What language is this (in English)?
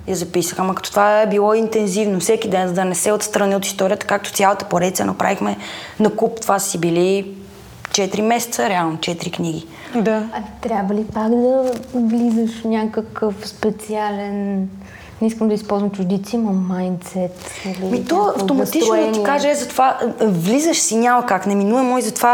Bulgarian